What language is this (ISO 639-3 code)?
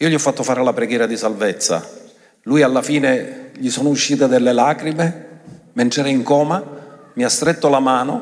ita